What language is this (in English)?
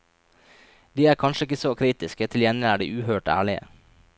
Norwegian